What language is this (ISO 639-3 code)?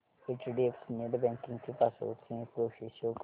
mar